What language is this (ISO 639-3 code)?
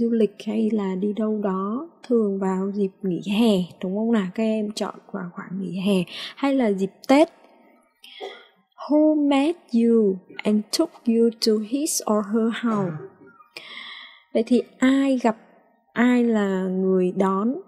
vie